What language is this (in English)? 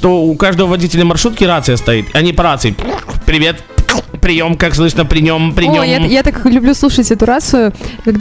Russian